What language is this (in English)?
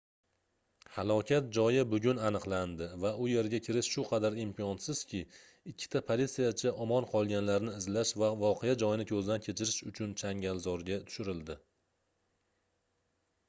Uzbek